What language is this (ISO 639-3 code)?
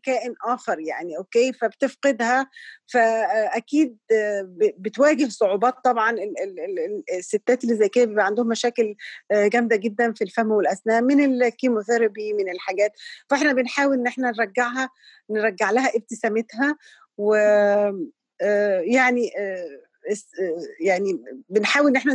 ara